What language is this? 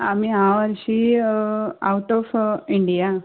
Konkani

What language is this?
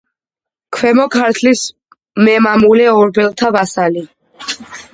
Georgian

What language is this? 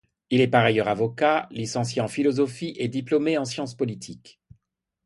French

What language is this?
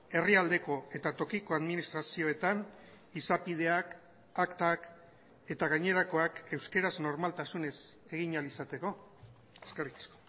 Basque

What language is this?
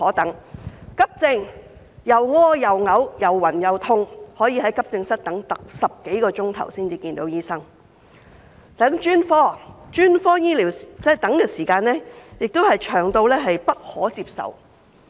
Cantonese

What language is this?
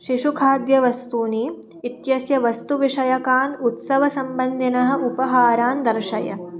Sanskrit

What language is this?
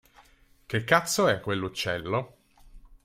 Italian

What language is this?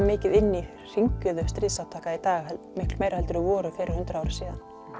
Icelandic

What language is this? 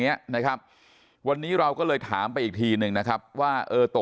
Thai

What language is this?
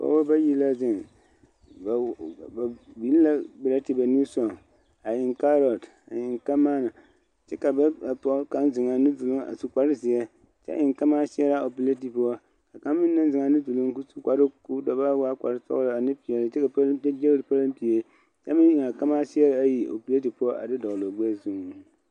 Southern Dagaare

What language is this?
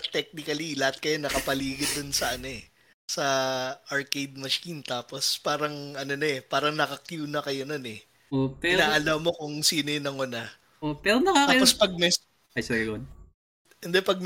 Filipino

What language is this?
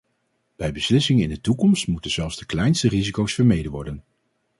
Dutch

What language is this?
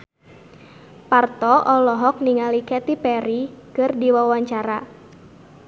Sundanese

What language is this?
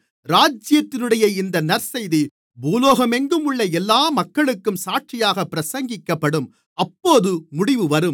Tamil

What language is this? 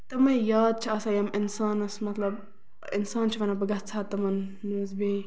Kashmiri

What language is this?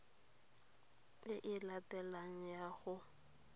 Tswana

